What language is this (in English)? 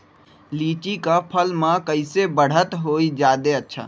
Magahi